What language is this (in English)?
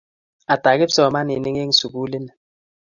Kalenjin